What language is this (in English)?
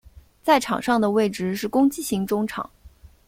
Chinese